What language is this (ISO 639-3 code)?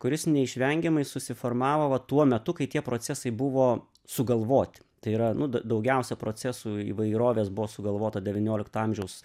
lit